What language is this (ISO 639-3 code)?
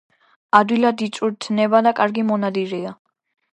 kat